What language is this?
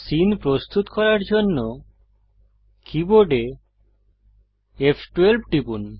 Bangla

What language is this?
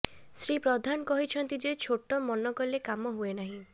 Odia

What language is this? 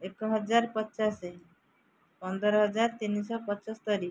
Odia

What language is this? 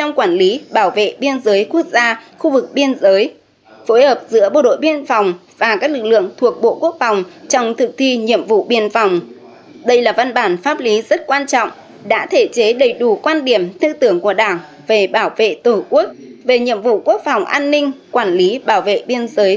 Vietnamese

